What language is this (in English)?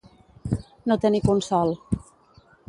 Catalan